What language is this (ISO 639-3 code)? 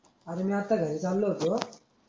mar